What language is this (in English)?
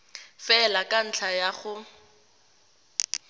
Tswana